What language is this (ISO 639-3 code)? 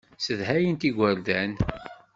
kab